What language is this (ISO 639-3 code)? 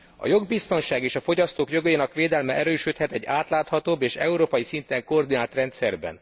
hun